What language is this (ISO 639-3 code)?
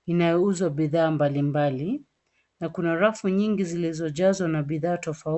swa